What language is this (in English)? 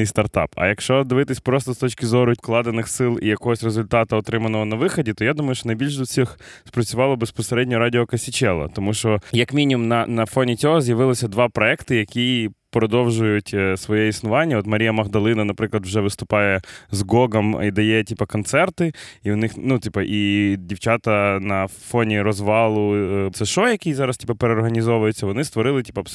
Ukrainian